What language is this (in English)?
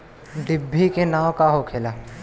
Bhojpuri